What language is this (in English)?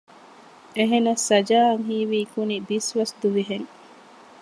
Divehi